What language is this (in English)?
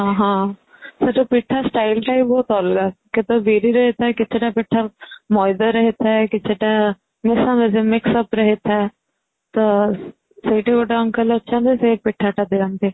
Odia